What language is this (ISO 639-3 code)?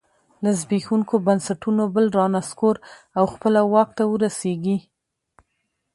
pus